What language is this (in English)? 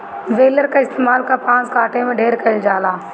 Bhojpuri